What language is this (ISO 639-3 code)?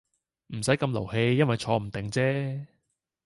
yue